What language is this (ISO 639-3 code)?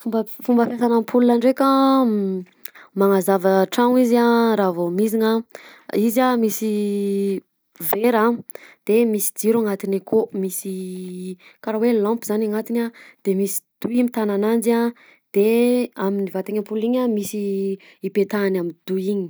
bzc